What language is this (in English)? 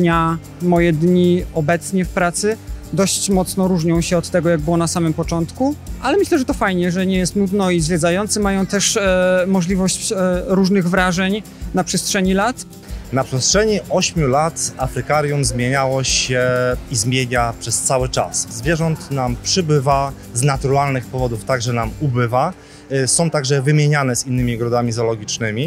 Polish